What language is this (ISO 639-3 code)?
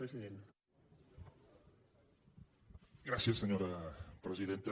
cat